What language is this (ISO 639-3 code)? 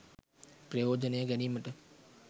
sin